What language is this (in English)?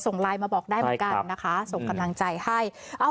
Thai